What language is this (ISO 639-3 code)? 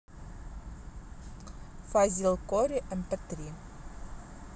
rus